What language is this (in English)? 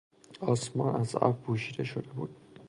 Persian